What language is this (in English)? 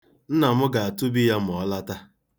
Igbo